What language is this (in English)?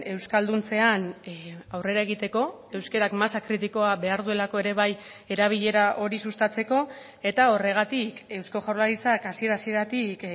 Basque